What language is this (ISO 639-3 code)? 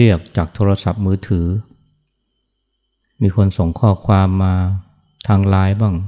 tha